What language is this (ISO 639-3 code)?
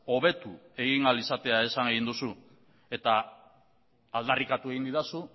eus